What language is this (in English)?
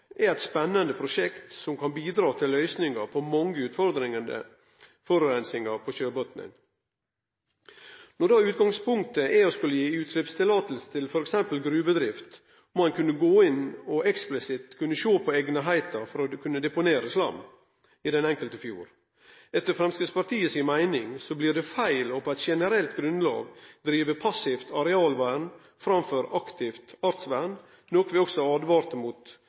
Norwegian Nynorsk